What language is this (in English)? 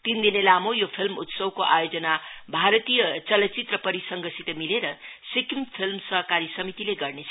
Nepali